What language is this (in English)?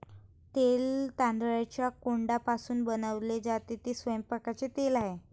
Marathi